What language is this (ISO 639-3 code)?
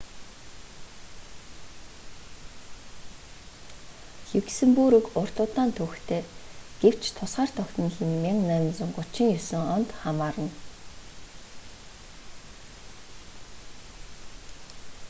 mon